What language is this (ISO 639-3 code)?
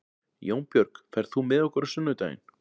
isl